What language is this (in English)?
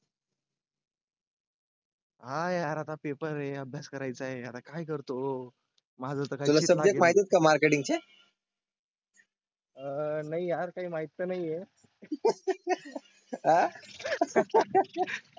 Marathi